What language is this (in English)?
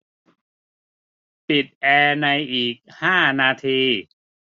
Thai